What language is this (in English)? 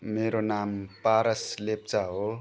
Nepali